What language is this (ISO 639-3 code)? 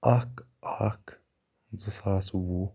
kas